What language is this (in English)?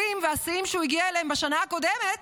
Hebrew